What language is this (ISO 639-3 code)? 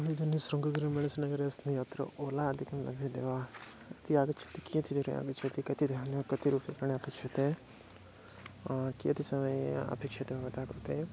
san